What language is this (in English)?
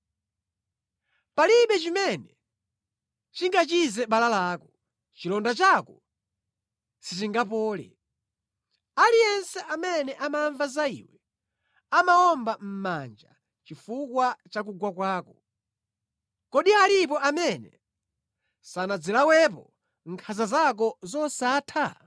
Nyanja